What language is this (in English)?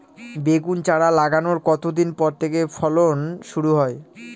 Bangla